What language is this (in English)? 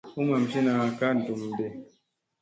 Musey